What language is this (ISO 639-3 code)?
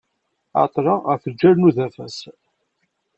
kab